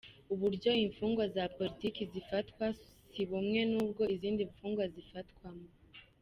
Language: Kinyarwanda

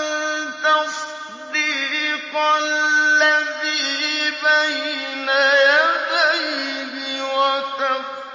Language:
Arabic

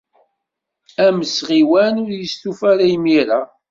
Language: Kabyle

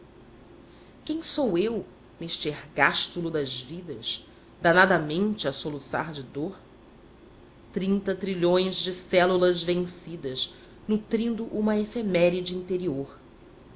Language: Portuguese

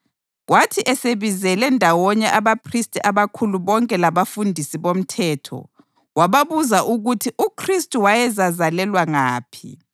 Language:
North Ndebele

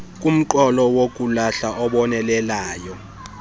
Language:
Xhosa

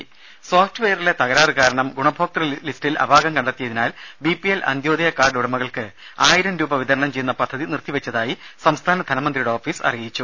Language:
Malayalam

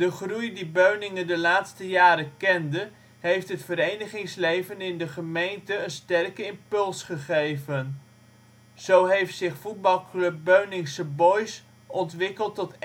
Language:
Dutch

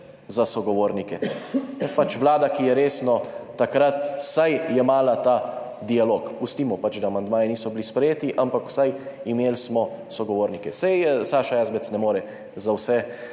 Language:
Slovenian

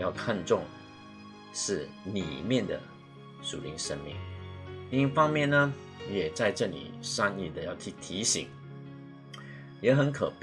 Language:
Chinese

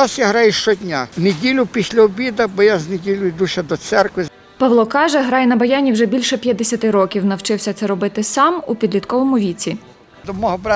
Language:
Ukrainian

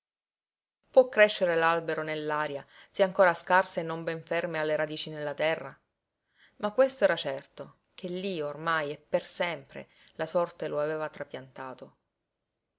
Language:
Italian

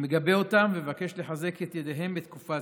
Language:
Hebrew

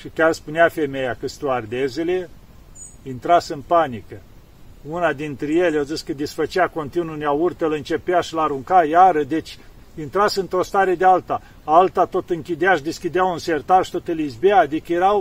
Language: Romanian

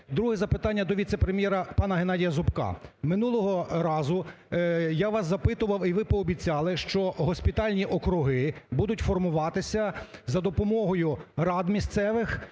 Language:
Ukrainian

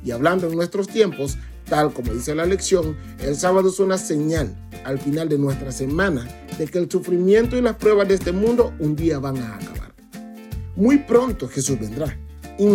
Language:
Spanish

